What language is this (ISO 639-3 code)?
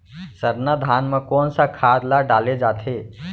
hne